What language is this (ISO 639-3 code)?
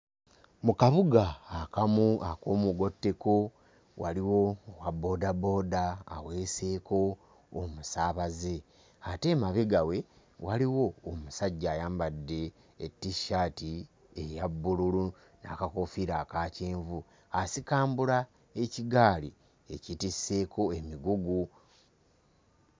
lug